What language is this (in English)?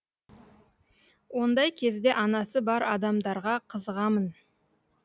Kazakh